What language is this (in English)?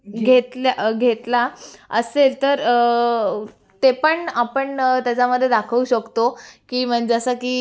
Marathi